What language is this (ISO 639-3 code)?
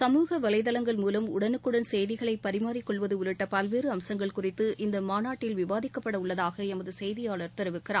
tam